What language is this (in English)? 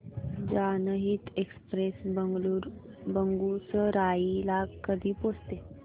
Marathi